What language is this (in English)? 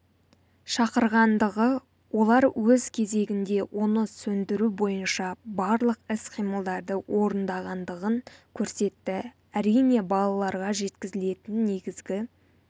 Kazakh